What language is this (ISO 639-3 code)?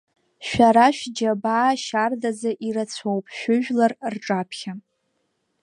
abk